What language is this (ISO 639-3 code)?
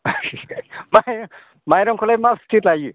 brx